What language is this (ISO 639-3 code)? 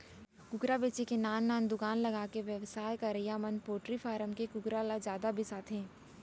hne